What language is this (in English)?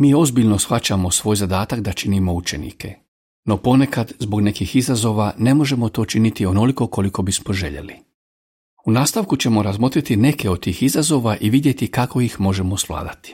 Croatian